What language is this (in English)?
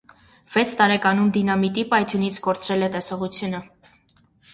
Armenian